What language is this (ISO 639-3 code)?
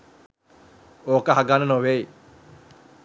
sin